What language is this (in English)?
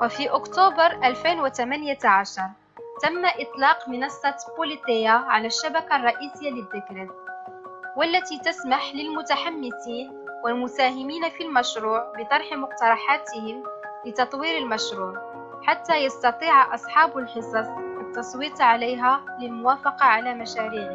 Arabic